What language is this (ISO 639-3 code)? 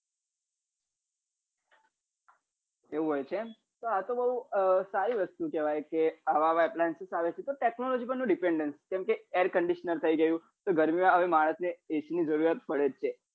guj